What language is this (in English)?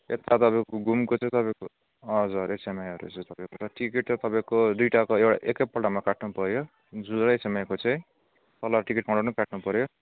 Nepali